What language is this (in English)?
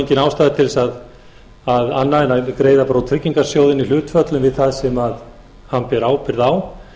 Icelandic